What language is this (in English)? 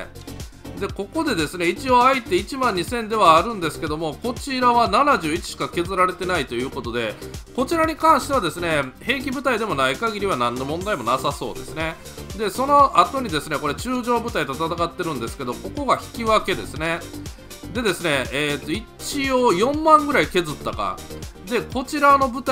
Japanese